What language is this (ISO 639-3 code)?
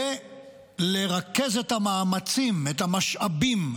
heb